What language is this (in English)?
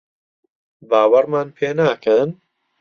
Central Kurdish